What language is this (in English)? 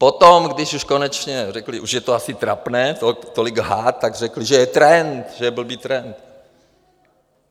Czech